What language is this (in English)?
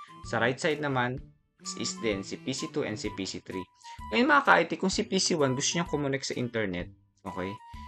Filipino